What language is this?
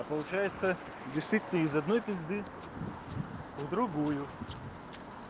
Russian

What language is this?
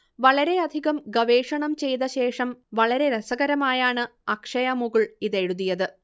Malayalam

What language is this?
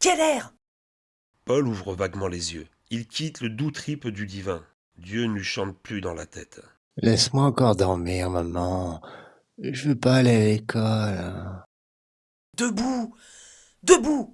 French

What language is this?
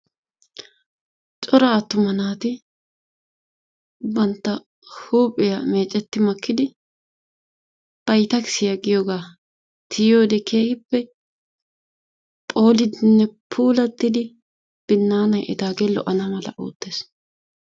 Wolaytta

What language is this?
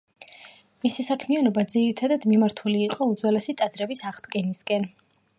Georgian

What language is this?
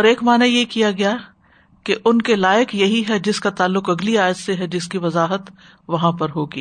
Urdu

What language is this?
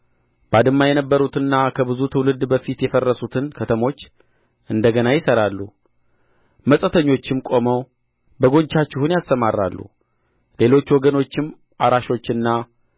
Amharic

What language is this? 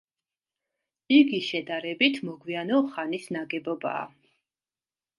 Georgian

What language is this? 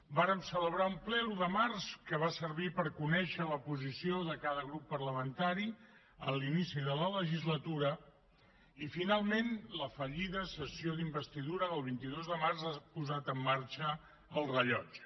Catalan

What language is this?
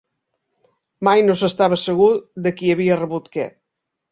Catalan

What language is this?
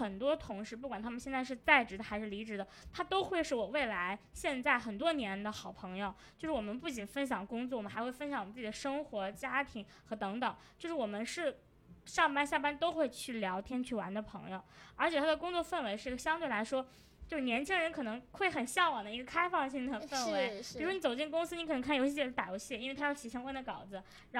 Chinese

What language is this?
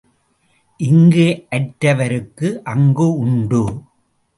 Tamil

